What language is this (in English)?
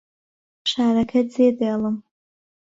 Central Kurdish